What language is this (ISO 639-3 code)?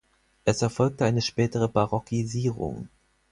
deu